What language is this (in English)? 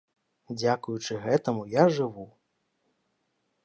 Belarusian